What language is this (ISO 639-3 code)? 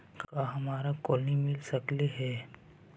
mag